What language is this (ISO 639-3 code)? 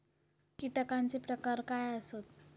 mar